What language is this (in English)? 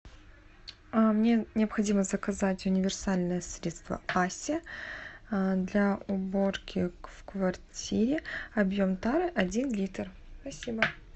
Russian